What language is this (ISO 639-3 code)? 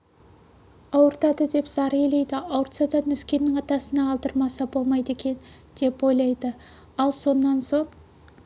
kaz